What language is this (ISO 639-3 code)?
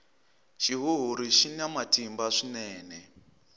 tso